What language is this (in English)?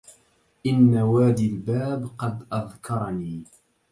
Arabic